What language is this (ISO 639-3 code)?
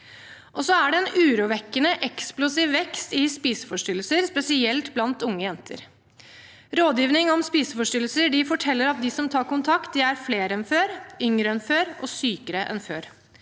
nor